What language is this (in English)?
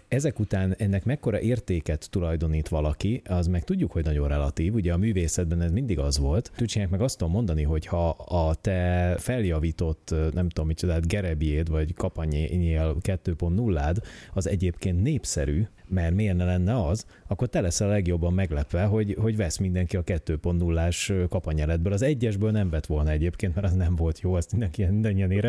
Hungarian